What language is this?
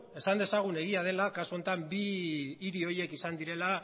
Basque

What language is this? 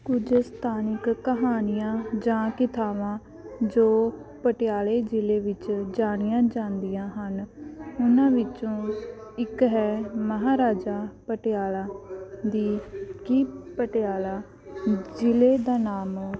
Punjabi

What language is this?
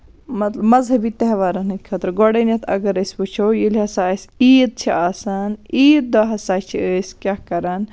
Kashmiri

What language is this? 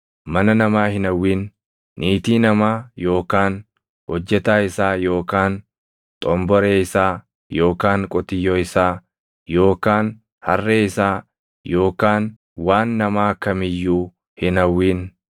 Oromo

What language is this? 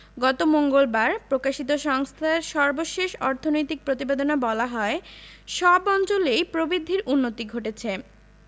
Bangla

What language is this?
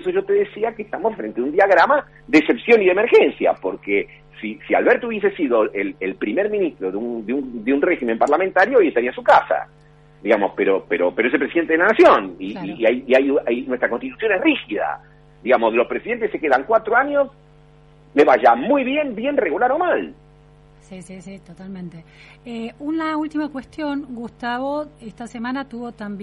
Spanish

